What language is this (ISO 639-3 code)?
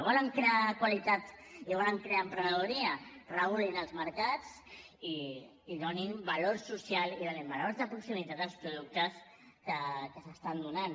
cat